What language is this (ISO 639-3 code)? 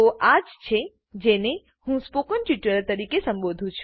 guj